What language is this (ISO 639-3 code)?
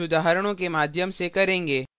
hin